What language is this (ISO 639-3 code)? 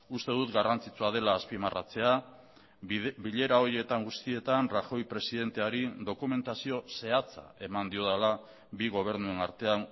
eus